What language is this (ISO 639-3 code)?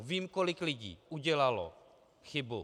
ces